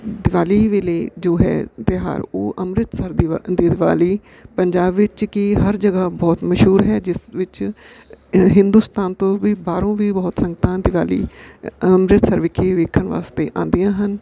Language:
Punjabi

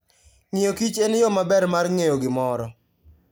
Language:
Luo (Kenya and Tanzania)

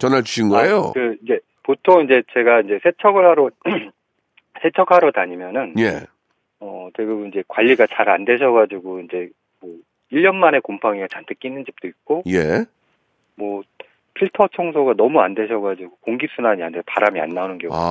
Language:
Korean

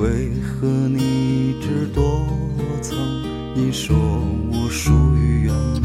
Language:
Chinese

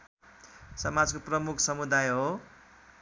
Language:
Nepali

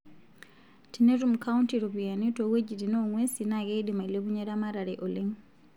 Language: Masai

